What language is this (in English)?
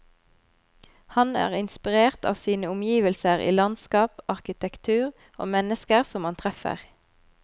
Norwegian